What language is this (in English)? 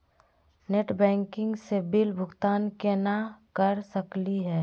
Magahi